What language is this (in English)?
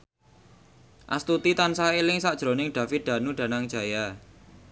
Javanese